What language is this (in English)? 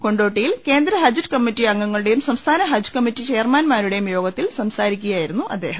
Malayalam